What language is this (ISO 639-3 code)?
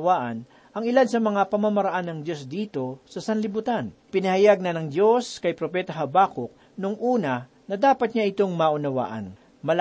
fil